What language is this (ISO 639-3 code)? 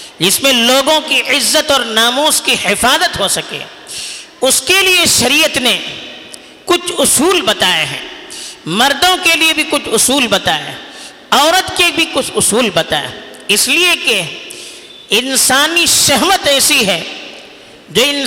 urd